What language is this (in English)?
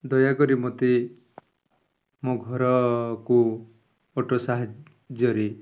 Odia